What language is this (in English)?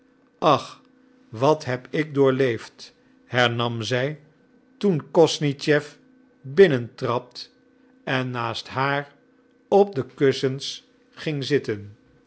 Dutch